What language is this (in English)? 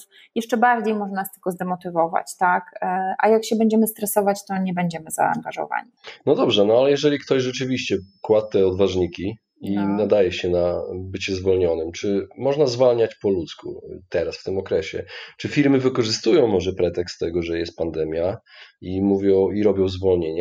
Polish